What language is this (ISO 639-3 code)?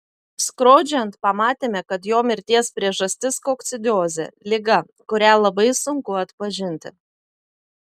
lit